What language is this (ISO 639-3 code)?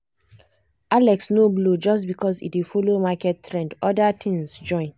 pcm